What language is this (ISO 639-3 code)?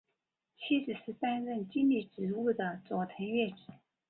zho